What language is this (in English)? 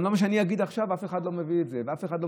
Hebrew